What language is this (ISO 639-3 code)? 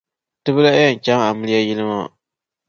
dag